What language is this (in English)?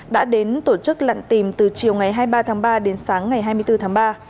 Vietnamese